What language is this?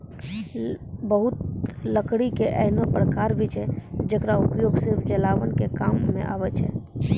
Maithili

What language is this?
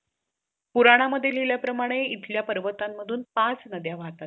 Marathi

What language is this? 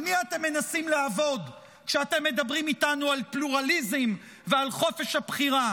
Hebrew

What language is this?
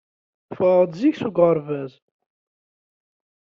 Kabyle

